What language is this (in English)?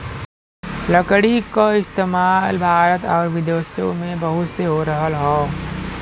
Bhojpuri